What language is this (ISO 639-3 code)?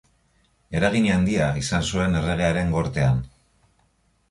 eus